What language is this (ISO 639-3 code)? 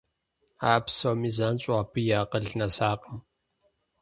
kbd